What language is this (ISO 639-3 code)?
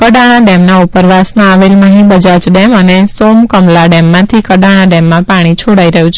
guj